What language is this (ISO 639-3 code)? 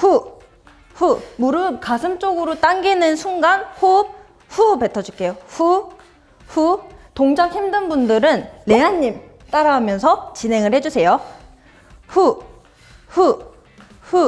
kor